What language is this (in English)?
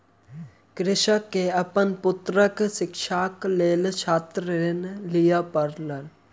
Maithili